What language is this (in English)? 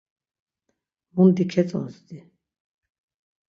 Laz